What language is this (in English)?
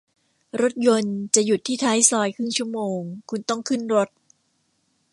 Thai